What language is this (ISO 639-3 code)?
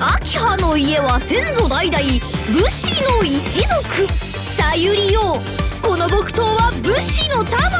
jpn